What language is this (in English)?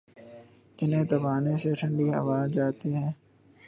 Urdu